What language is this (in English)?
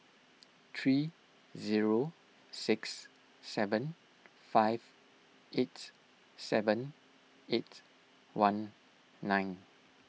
English